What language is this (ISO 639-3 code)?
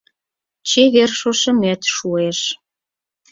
chm